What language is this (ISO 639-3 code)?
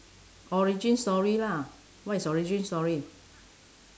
eng